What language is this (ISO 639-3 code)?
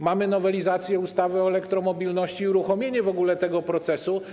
pol